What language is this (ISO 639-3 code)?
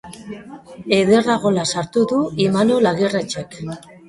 eus